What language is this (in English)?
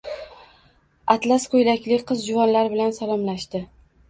Uzbek